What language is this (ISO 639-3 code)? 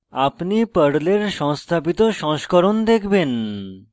ben